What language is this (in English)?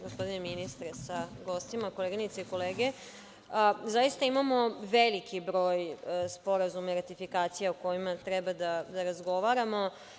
Serbian